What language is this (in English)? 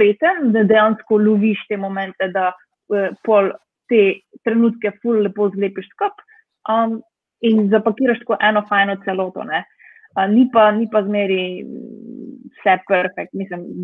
Romanian